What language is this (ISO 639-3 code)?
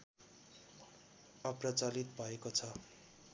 nep